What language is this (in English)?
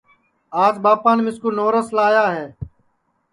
Sansi